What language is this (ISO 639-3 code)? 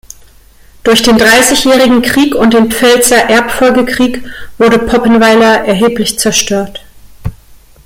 deu